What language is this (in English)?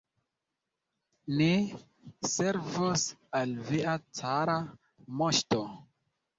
Esperanto